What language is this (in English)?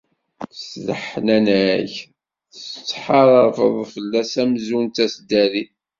Kabyle